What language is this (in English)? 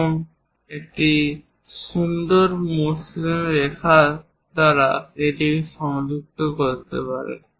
Bangla